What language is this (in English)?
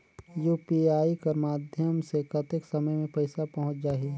Chhattisgarhi